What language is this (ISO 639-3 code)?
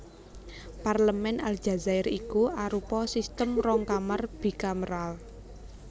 jav